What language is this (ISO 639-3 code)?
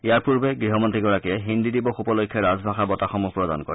asm